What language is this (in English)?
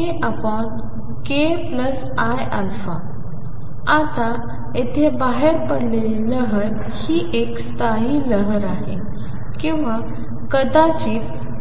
Marathi